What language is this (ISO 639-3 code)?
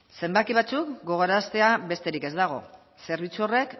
eus